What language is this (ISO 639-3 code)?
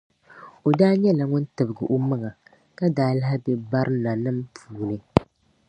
dag